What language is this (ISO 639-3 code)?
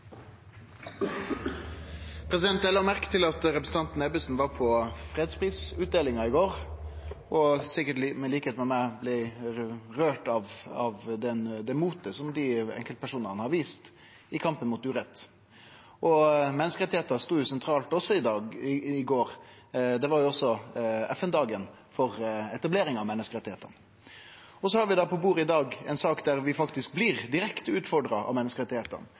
nor